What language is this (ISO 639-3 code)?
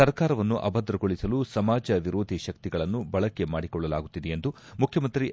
kan